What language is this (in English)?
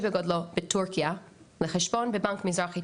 Hebrew